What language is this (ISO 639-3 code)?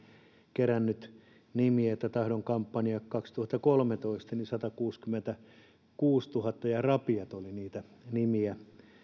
fin